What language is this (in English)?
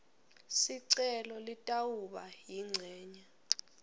Swati